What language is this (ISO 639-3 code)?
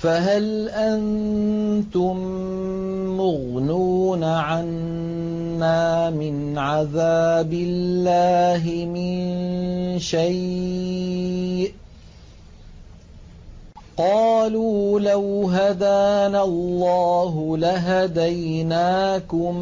ara